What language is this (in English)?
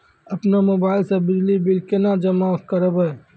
Maithili